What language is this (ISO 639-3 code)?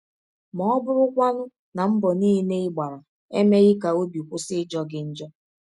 ibo